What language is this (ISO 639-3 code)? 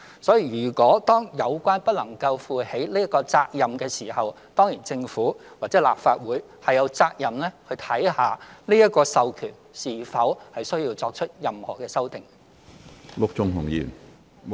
yue